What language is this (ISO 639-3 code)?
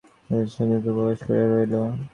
ben